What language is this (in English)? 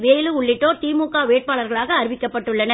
Tamil